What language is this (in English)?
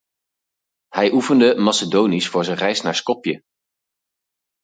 Dutch